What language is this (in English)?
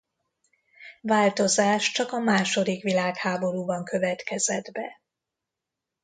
Hungarian